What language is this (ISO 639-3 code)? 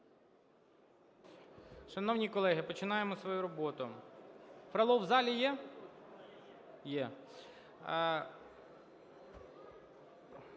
ukr